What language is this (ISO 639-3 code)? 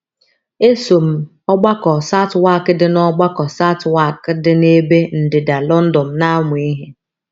ibo